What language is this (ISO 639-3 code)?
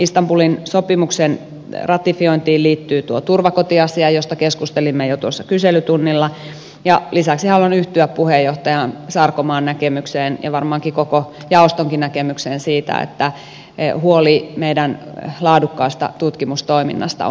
fin